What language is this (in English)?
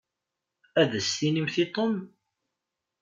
Kabyle